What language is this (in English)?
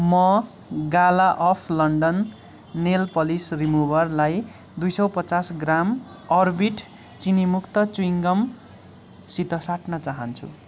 Nepali